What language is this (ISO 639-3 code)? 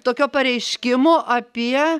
lit